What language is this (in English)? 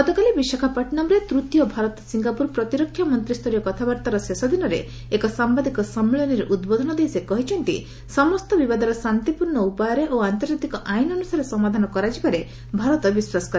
Odia